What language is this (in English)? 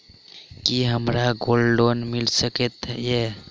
Maithili